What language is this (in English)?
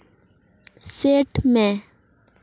Santali